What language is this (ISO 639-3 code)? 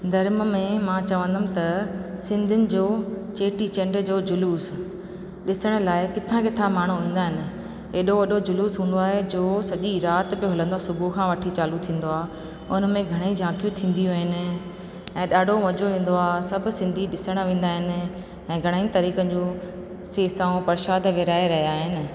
snd